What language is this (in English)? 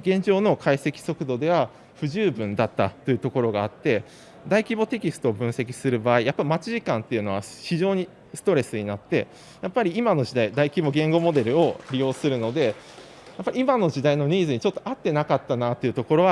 Japanese